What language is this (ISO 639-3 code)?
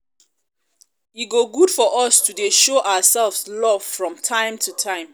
pcm